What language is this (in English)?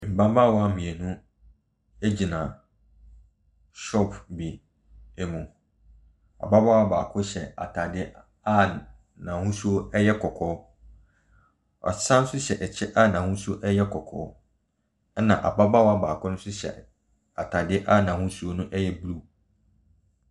Akan